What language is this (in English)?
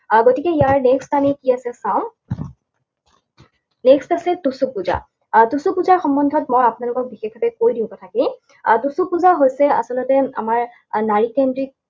Assamese